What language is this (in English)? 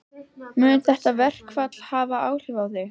Icelandic